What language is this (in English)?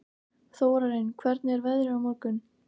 Icelandic